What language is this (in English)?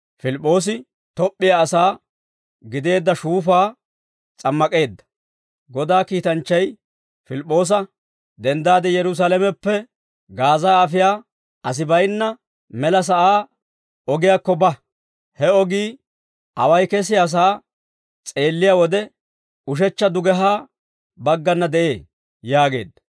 Dawro